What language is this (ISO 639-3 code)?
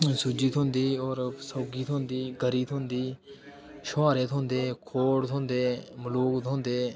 doi